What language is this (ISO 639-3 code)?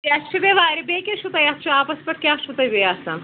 kas